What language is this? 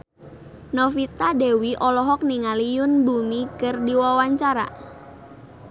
Sundanese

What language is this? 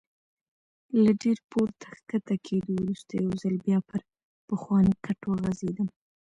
Pashto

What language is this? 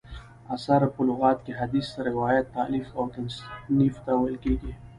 Pashto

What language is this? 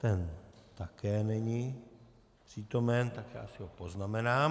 Czech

